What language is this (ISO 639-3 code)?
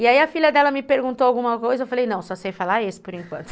por